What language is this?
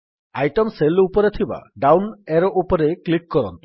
Odia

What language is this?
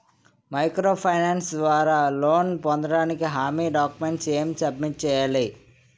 Telugu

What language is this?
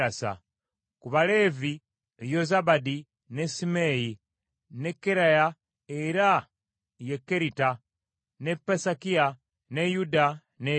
Ganda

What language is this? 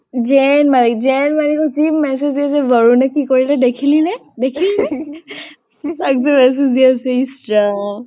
Assamese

